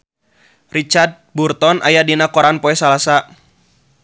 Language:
Sundanese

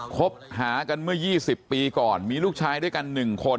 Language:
Thai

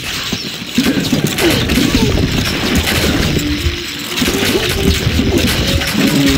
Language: German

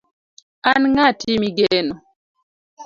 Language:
Luo (Kenya and Tanzania)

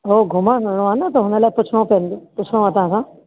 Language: Sindhi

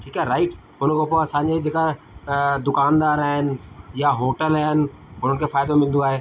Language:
Sindhi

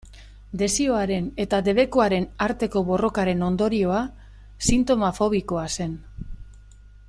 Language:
Basque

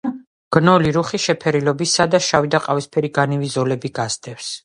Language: Georgian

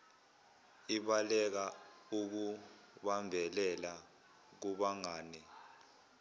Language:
Zulu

